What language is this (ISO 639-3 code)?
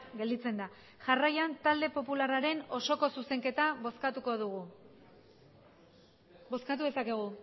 eus